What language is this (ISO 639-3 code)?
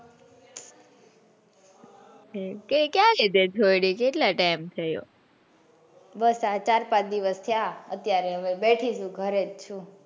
guj